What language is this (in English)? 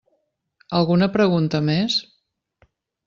Catalan